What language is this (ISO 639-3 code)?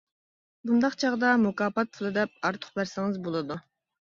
uig